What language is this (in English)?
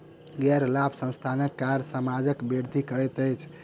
Maithili